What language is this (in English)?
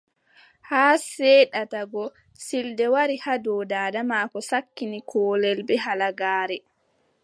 Adamawa Fulfulde